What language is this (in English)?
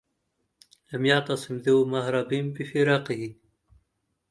Arabic